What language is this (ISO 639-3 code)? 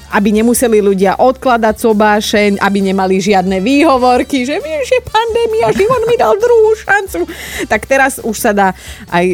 slk